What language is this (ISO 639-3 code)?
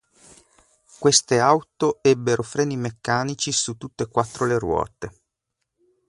ita